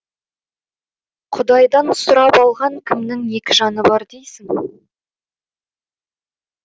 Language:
Kazakh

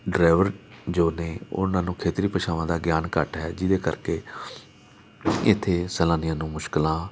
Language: Punjabi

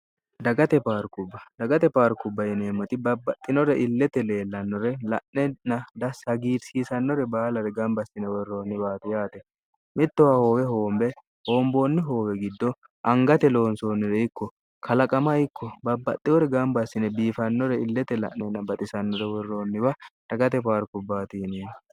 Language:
Sidamo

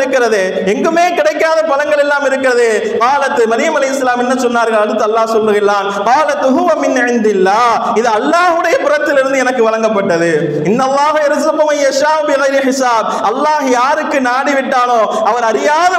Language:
Arabic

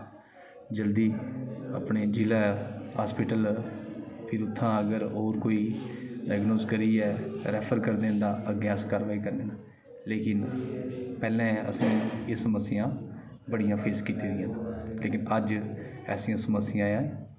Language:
Dogri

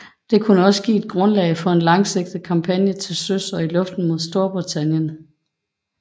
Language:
Danish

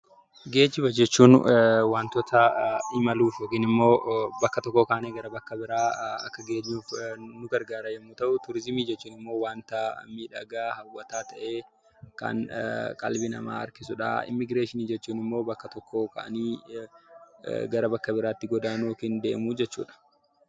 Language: Oromo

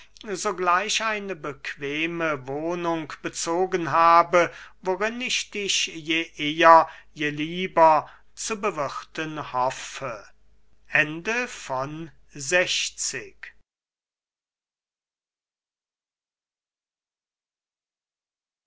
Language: German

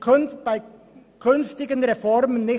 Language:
Swiss German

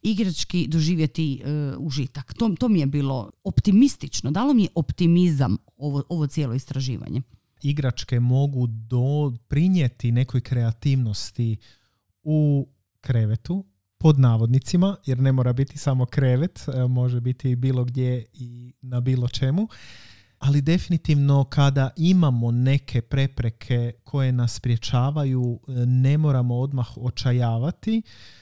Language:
Croatian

